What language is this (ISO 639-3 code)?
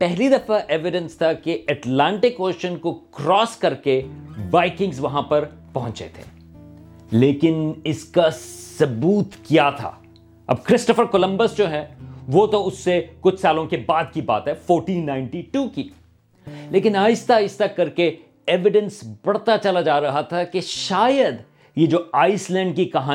urd